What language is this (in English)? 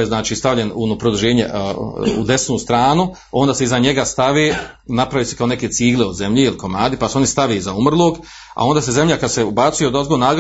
Croatian